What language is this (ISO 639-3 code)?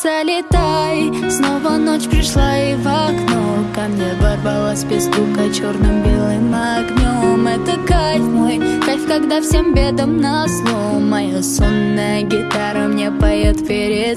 rus